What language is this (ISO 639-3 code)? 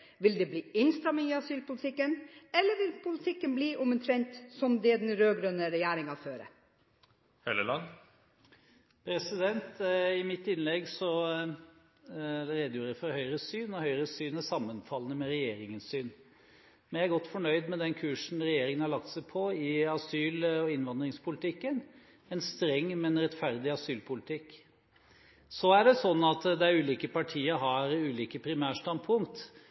nob